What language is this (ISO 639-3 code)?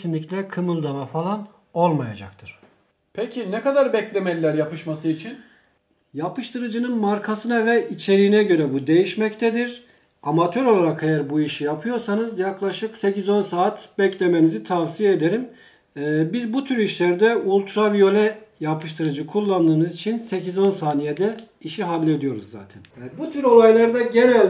tur